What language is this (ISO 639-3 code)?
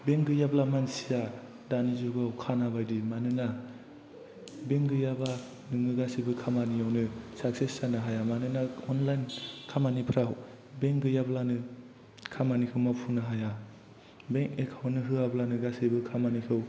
brx